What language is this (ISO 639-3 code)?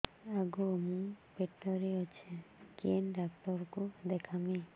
ori